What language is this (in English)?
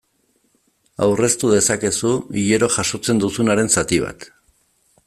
Basque